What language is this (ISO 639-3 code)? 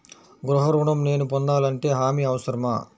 tel